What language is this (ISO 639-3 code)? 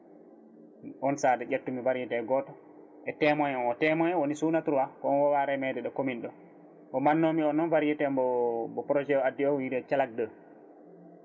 ful